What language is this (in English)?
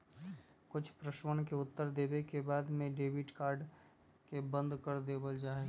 Magahi